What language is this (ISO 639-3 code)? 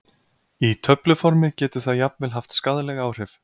isl